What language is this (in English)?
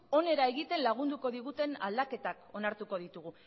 Basque